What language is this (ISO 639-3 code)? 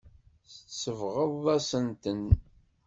kab